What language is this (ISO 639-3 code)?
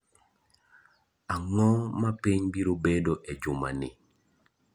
luo